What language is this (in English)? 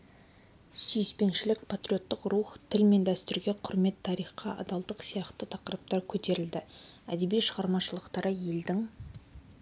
Kazakh